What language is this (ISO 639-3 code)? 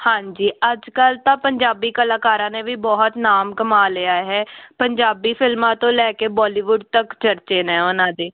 pan